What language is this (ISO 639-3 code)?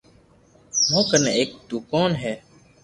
lrk